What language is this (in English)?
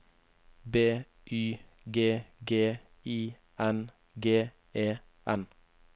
Norwegian